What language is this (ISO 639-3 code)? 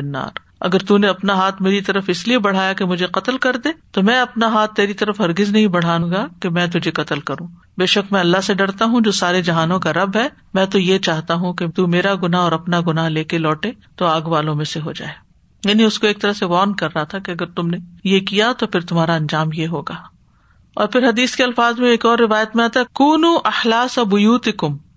urd